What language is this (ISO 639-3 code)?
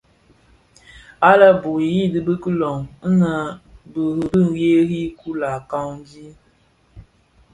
ksf